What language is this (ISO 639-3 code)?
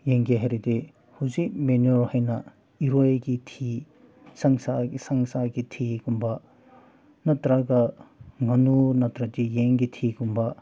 mni